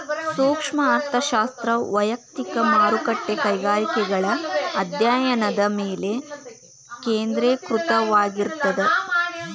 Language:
Kannada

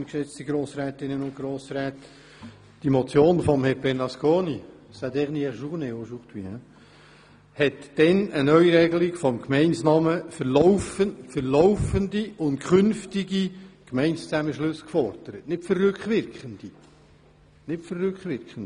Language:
Swiss German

